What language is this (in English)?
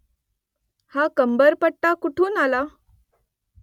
Marathi